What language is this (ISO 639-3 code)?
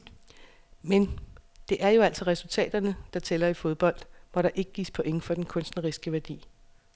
dan